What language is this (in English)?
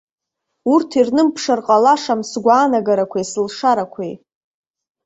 Abkhazian